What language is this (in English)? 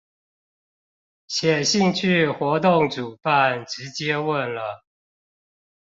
Chinese